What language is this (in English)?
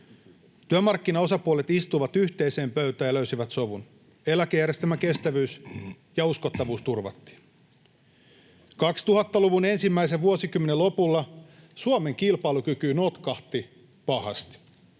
Finnish